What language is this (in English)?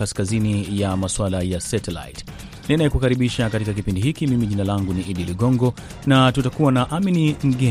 Swahili